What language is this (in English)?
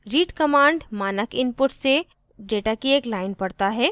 Hindi